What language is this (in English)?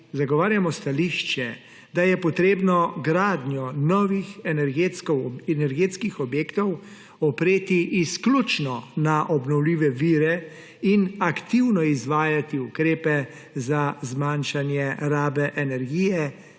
Slovenian